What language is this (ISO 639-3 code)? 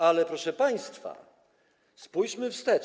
pol